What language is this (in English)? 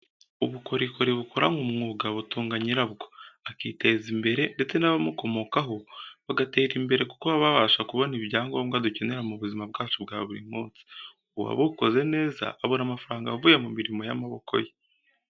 Kinyarwanda